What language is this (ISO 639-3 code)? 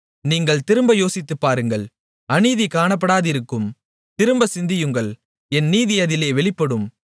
tam